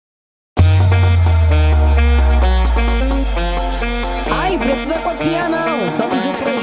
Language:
Portuguese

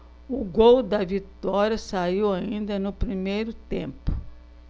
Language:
Portuguese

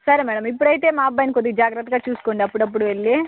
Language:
Telugu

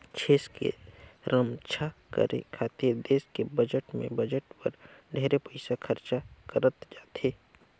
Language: Chhattisgarhi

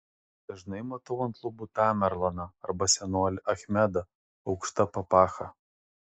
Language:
Lithuanian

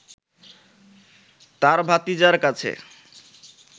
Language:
Bangla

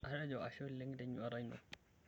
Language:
Masai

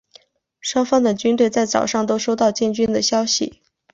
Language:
Chinese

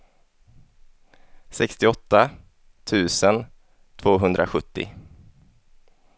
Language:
Swedish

